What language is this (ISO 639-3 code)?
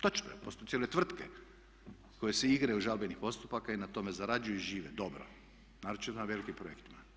hrv